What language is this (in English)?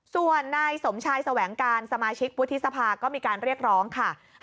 Thai